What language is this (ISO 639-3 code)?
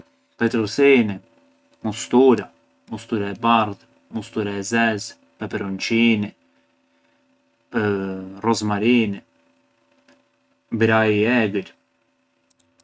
aae